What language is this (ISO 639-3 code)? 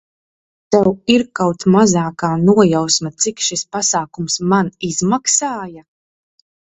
lav